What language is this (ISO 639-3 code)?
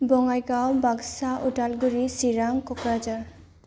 brx